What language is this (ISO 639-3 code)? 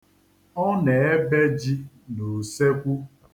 ibo